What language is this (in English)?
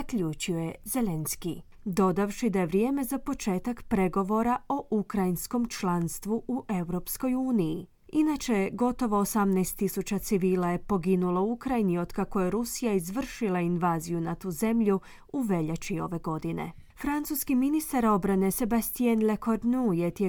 Croatian